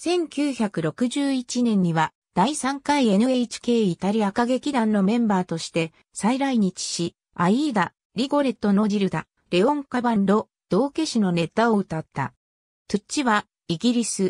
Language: Japanese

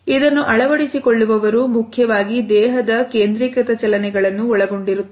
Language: Kannada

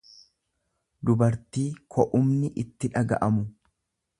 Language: Oromo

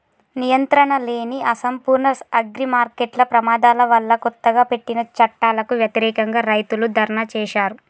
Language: Telugu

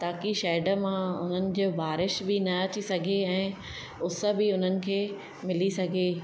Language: Sindhi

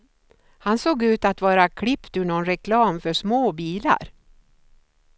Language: Swedish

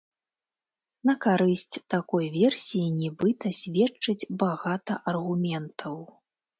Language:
Belarusian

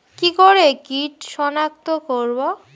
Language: Bangla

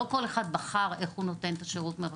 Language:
Hebrew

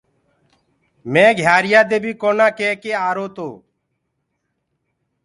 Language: Gurgula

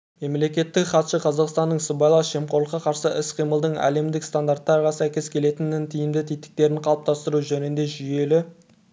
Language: Kazakh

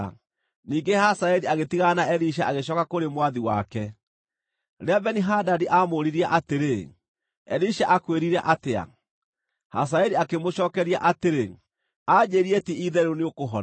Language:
Kikuyu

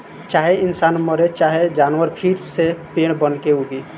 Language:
Bhojpuri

